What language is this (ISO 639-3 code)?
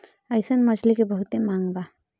bho